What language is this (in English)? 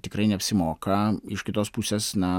Lithuanian